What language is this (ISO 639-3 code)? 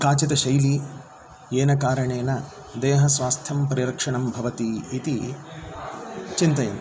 san